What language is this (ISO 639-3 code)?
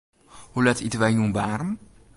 fry